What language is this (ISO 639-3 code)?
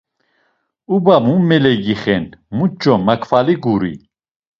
lzz